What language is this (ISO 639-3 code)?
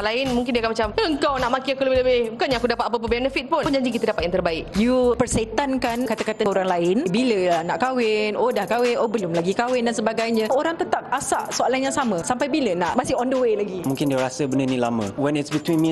msa